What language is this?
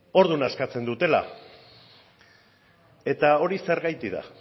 Basque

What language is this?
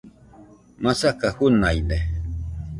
Nüpode Huitoto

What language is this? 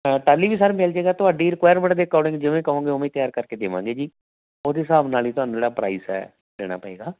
Punjabi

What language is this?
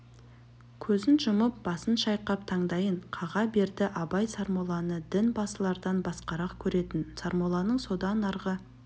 Kazakh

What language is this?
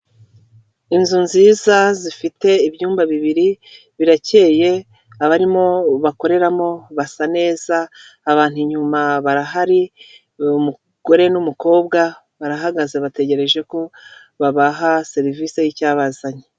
Kinyarwanda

